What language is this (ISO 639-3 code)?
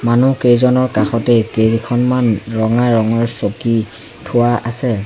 asm